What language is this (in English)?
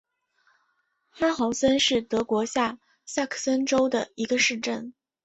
Chinese